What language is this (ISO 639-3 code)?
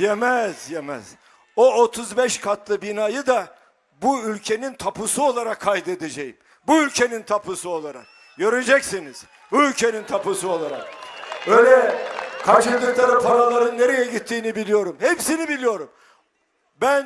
tur